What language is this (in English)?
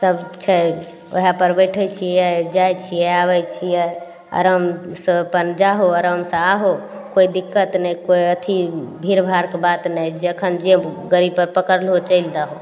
Maithili